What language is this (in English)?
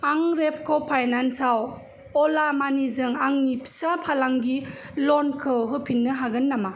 Bodo